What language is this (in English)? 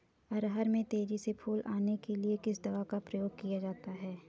Hindi